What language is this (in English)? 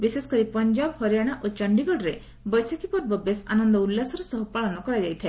Odia